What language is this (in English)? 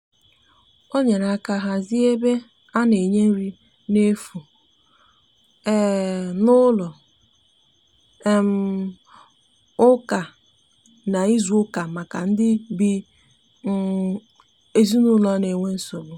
Igbo